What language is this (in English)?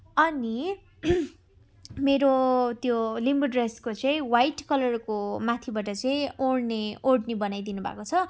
Nepali